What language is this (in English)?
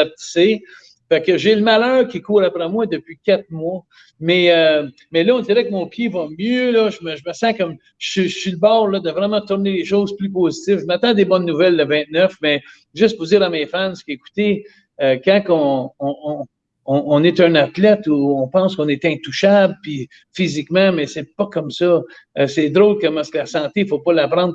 French